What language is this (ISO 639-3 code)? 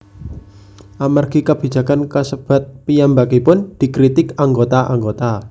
jav